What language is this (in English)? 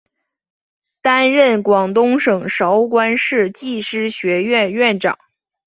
Chinese